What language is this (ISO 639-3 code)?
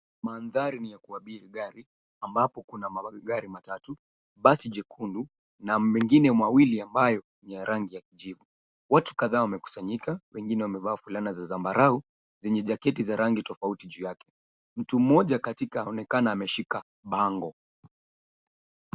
swa